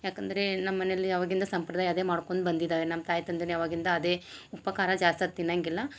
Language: Kannada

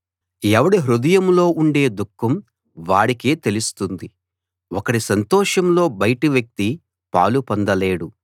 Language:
Telugu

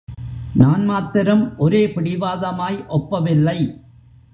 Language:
Tamil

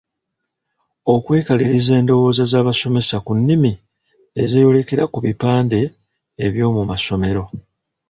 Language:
Ganda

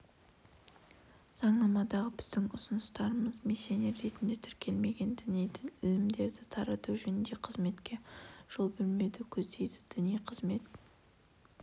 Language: Kazakh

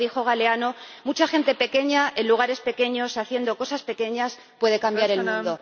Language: Spanish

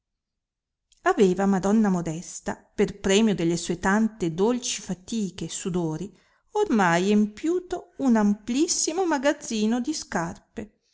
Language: Italian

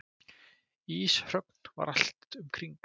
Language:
Icelandic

